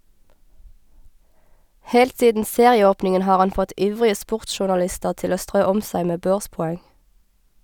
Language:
Norwegian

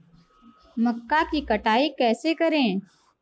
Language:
Hindi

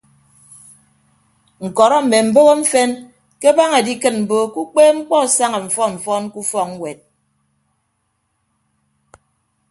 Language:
Ibibio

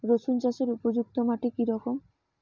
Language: Bangla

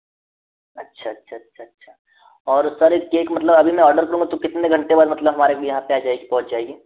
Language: Hindi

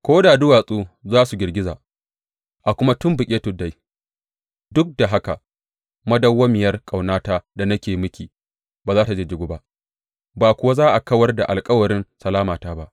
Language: Hausa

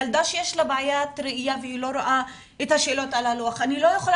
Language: Hebrew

